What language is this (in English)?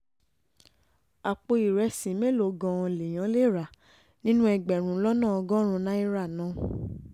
Yoruba